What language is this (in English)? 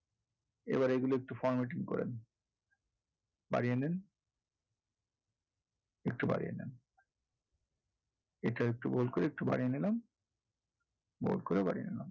Bangla